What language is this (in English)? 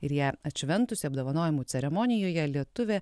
Lithuanian